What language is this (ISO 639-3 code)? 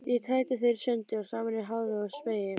isl